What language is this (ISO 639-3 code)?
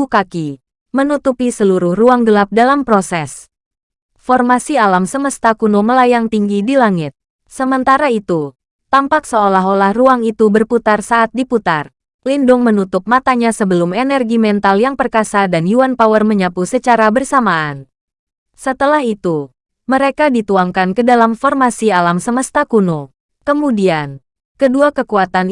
ind